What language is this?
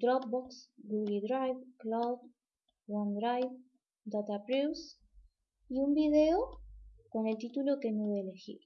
Spanish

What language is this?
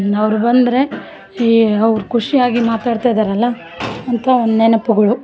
Kannada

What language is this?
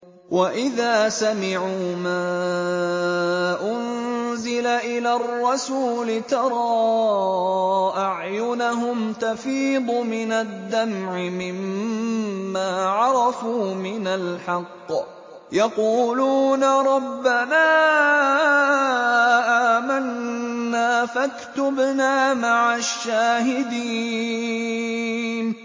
Arabic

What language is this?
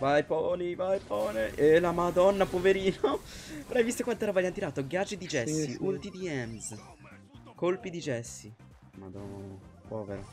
Italian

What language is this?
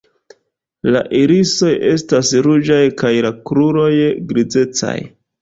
Esperanto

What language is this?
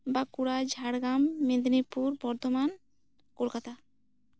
Santali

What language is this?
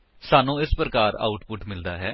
Punjabi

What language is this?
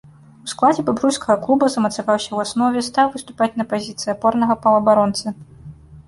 Belarusian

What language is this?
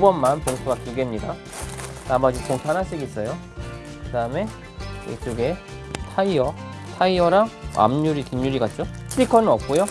Korean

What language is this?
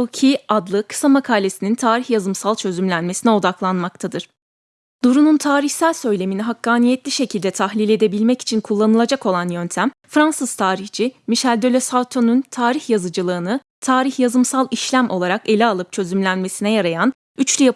Turkish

